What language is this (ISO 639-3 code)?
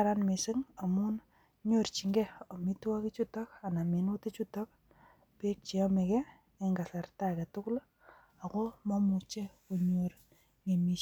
kln